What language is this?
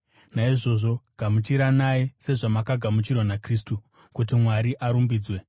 Shona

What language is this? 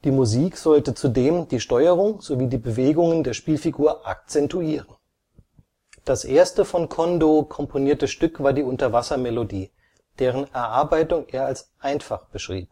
German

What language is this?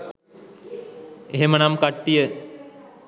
Sinhala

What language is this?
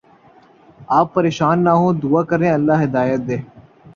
Urdu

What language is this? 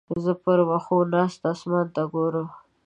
Pashto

